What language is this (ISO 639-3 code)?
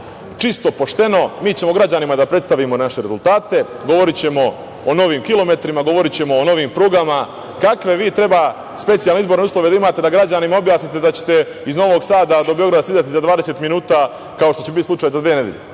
srp